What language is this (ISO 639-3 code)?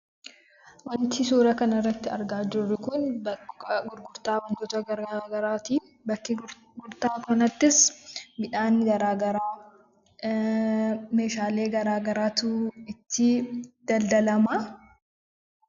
orm